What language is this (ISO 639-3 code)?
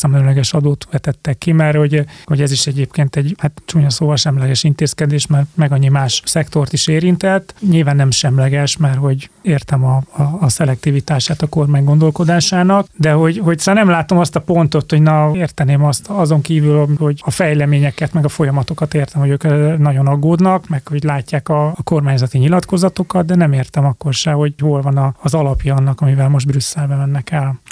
hun